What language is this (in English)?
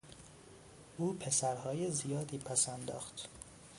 Persian